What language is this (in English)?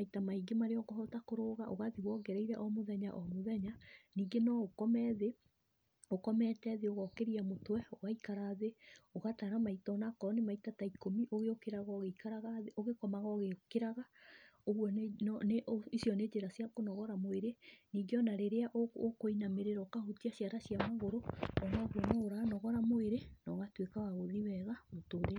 Kikuyu